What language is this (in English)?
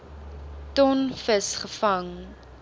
Afrikaans